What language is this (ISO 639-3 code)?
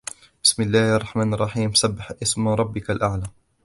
ara